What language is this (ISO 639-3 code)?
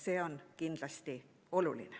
est